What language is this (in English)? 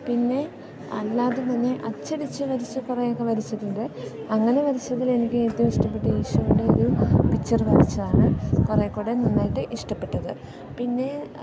Malayalam